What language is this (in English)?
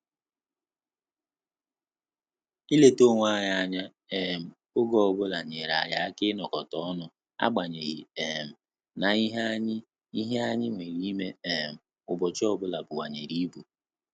Igbo